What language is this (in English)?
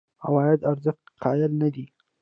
Pashto